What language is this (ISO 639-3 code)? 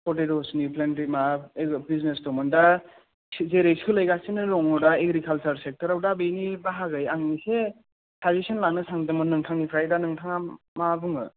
brx